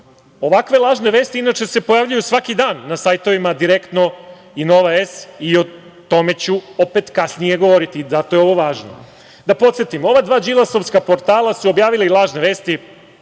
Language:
Serbian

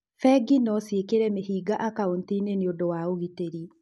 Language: Kikuyu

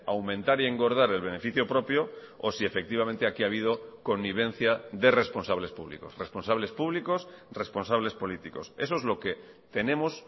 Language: Spanish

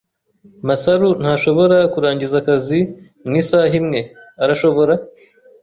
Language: Kinyarwanda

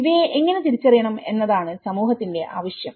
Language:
Malayalam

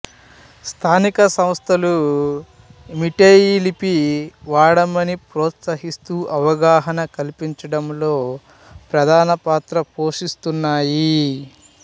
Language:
Telugu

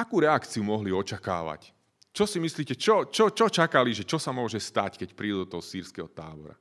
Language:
Slovak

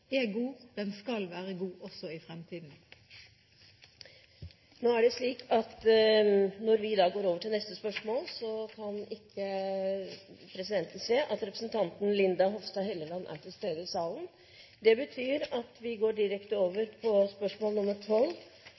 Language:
Norwegian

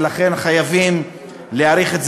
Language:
Hebrew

